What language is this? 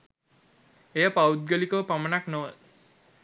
Sinhala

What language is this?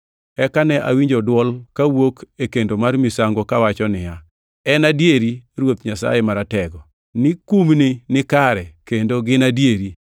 Luo (Kenya and Tanzania)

